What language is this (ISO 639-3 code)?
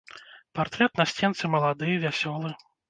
bel